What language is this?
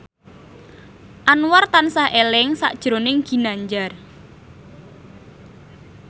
Javanese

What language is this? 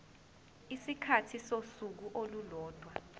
Zulu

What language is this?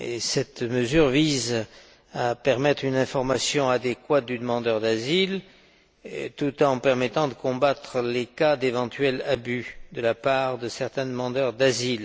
French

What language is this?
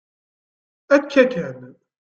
Kabyle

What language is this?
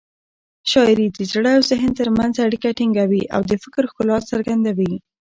Pashto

